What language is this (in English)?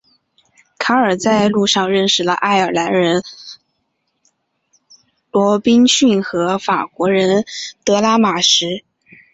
Chinese